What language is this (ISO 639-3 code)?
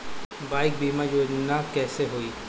bho